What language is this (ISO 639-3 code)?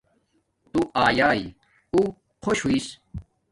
dmk